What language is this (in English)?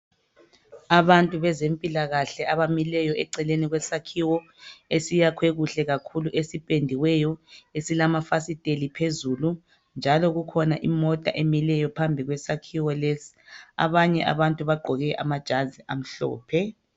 North Ndebele